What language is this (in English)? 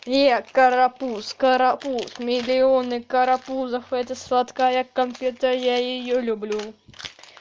Russian